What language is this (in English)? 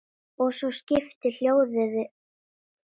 Icelandic